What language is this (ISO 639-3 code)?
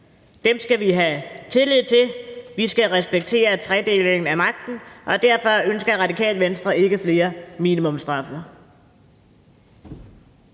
dan